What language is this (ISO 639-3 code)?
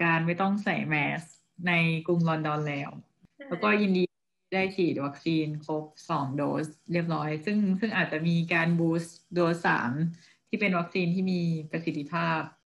tha